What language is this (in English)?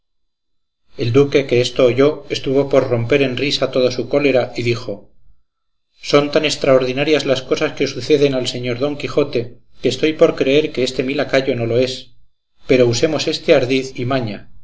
Spanish